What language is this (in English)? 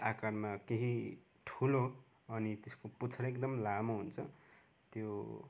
Nepali